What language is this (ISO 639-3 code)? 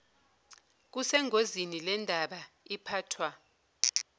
zul